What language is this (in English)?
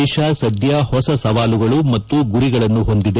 Kannada